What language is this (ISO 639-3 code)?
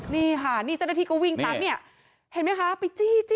tha